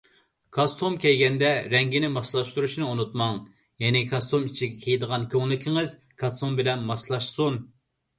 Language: Uyghur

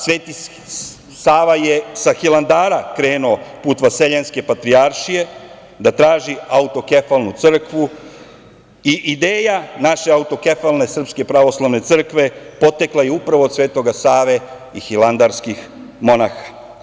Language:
Serbian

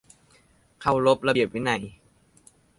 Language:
Thai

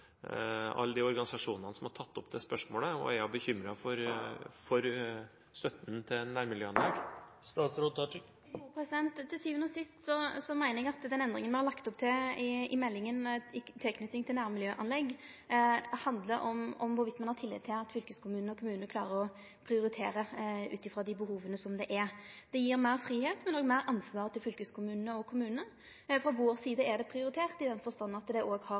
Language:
Norwegian Nynorsk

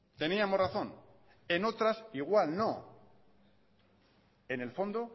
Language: Spanish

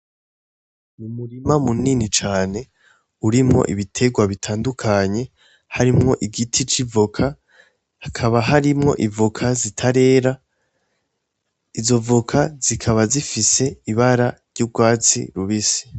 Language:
Rundi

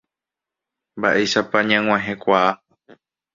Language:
Guarani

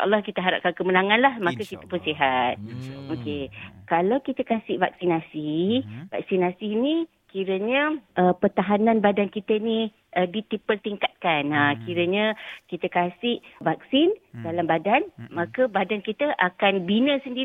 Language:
Malay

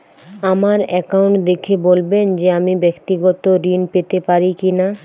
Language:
Bangla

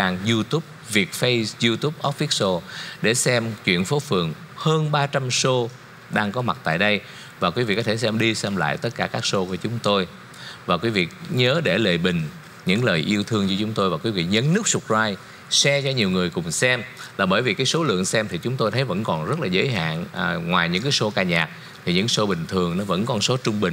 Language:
Vietnamese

